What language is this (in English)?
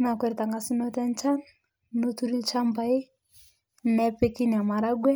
Masai